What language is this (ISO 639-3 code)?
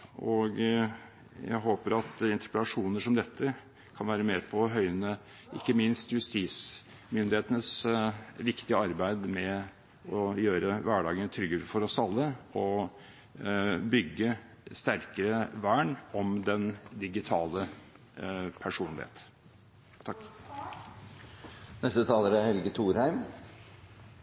nob